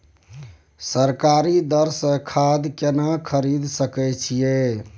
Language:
Maithili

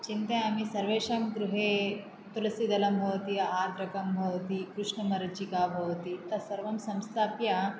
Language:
Sanskrit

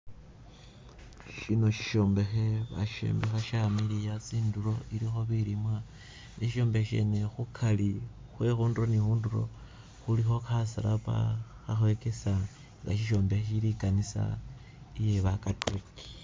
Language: Masaaba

